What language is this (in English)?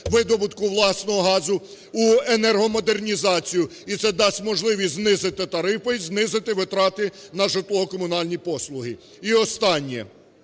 Ukrainian